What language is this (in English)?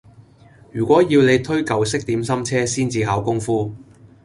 Cantonese